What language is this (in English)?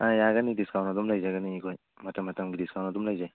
Manipuri